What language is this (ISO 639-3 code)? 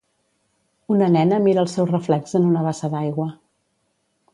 cat